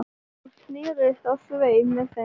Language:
Icelandic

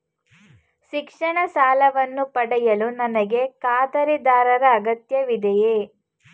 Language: Kannada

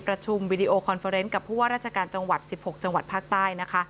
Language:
Thai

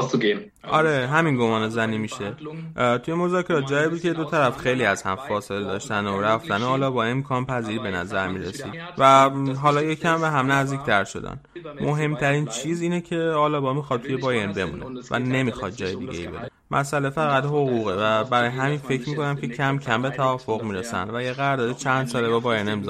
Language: Persian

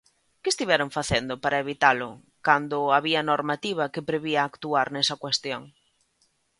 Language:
Galician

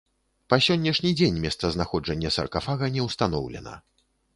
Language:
Belarusian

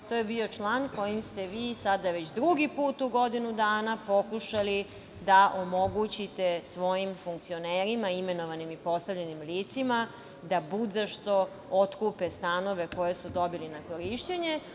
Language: Serbian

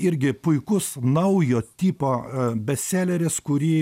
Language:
Lithuanian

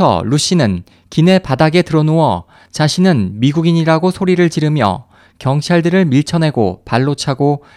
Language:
Korean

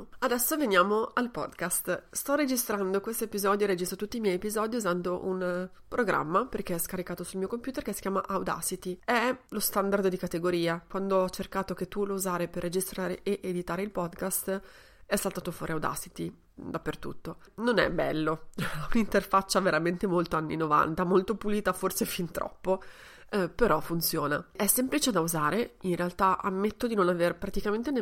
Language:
Italian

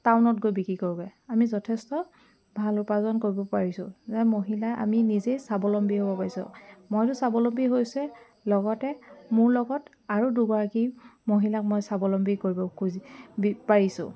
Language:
Assamese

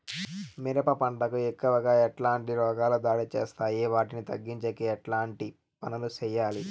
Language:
Telugu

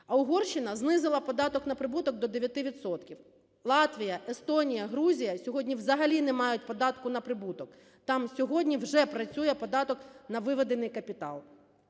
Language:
Ukrainian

